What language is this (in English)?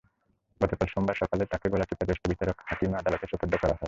Bangla